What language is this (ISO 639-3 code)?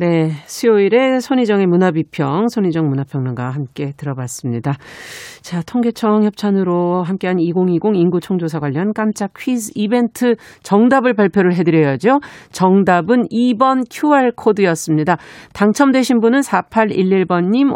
kor